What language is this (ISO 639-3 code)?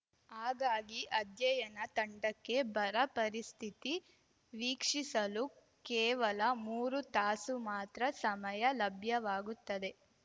kan